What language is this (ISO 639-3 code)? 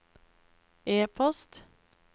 nor